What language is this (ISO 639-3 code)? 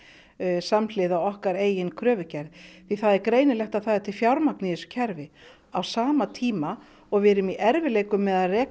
isl